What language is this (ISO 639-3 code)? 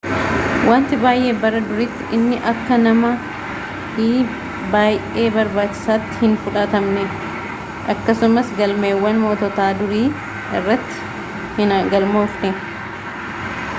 orm